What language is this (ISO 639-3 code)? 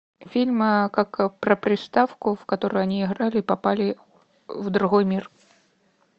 rus